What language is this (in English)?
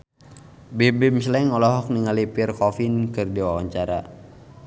Sundanese